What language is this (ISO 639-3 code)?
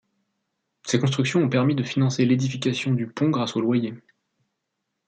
fra